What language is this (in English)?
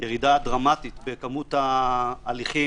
Hebrew